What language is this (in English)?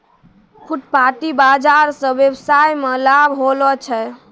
Maithili